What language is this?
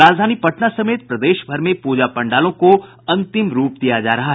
Hindi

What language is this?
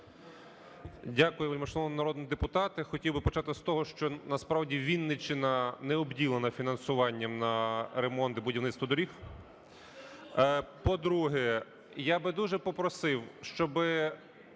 Ukrainian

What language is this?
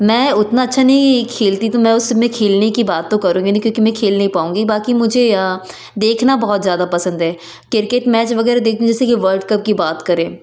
Hindi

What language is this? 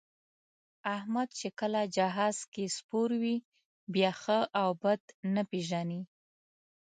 Pashto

